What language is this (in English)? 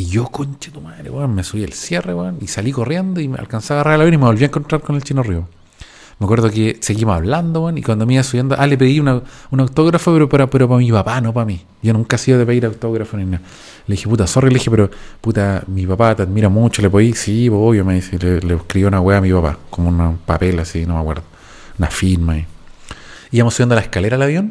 Spanish